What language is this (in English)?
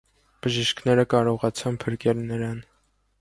Armenian